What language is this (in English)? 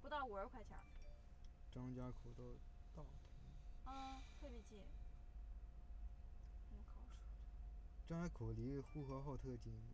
Chinese